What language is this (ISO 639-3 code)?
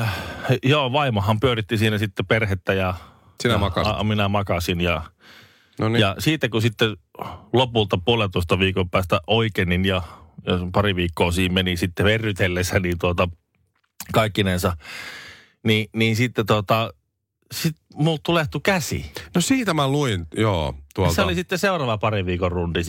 fin